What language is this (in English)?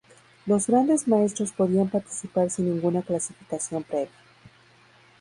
Spanish